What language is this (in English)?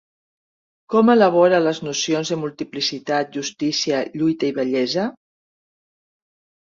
Catalan